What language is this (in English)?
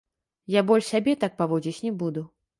Belarusian